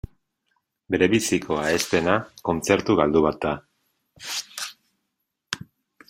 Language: Basque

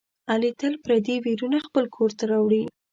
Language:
Pashto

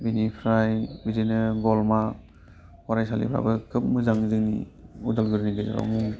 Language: Bodo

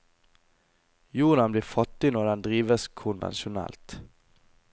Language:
Norwegian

